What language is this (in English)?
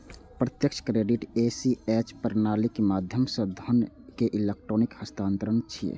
Maithili